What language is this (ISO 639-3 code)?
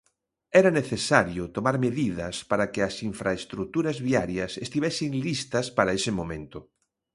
glg